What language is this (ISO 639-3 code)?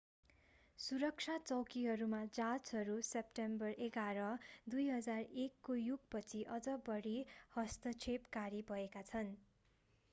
nep